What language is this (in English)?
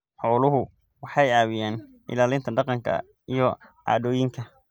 Somali